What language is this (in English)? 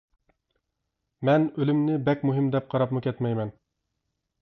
Uyghur